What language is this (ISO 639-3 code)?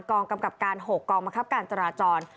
tha